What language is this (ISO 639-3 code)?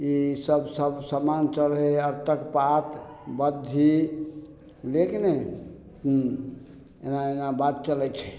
mai